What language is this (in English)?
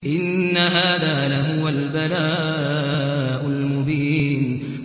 Arabic